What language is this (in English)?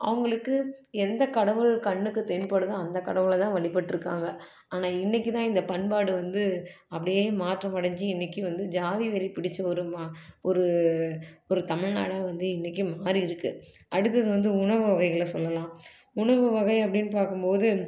Tamil